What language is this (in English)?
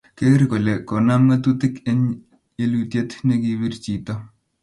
Kalenjin